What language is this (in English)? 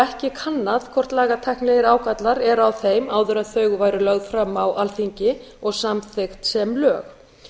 Icelandic